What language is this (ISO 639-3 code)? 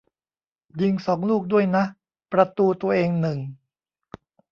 tha